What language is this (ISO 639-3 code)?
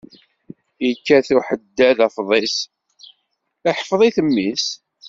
kab